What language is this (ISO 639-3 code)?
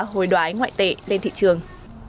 vie